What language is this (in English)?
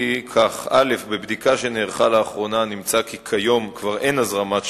Hebrew